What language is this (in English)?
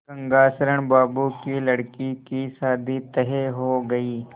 Hindi